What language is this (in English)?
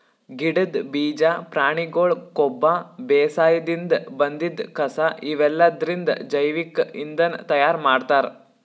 Kannada